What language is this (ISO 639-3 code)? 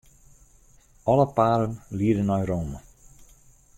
fry